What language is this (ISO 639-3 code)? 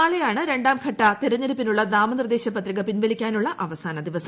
mal